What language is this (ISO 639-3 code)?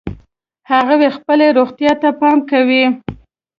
pus